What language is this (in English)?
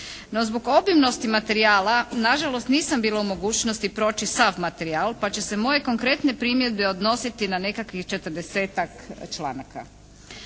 Croatian